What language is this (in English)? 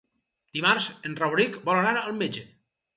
Catalan